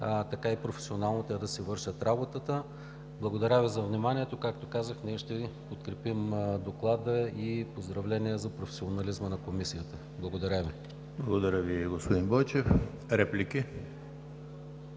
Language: Bulgarian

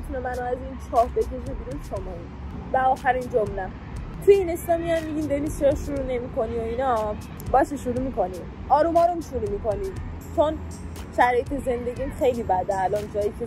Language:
Persian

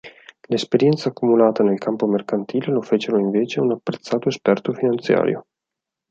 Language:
Italian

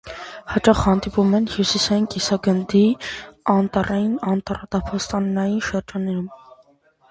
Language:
Armenian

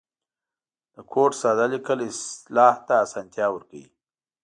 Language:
Pashto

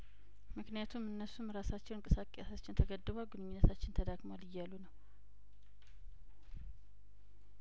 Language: Amharic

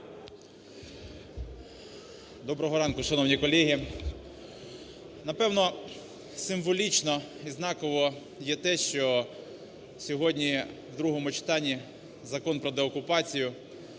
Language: Ukrainian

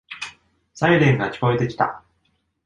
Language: Japanese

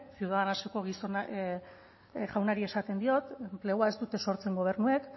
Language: Basque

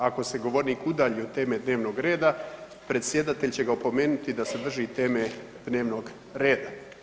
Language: Croatian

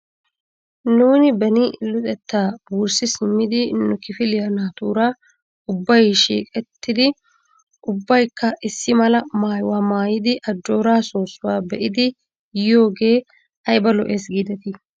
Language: Wolaytta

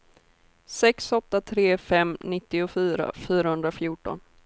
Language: Swedish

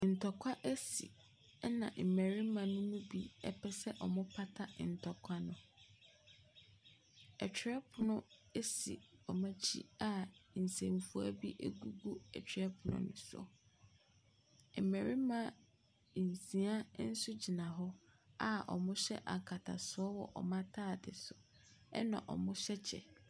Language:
Akan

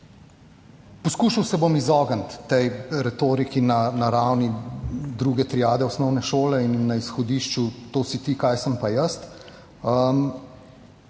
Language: Slovenian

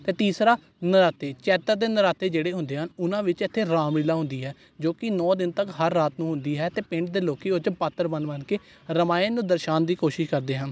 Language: Punjabi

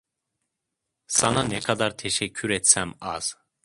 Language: Turkish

